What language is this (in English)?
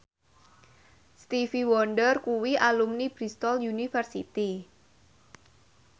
Javanese